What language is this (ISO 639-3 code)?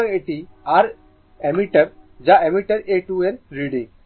ben